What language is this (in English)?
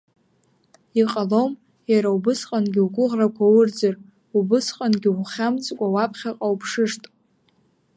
Abkhazian